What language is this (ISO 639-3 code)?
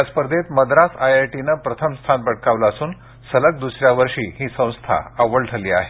mar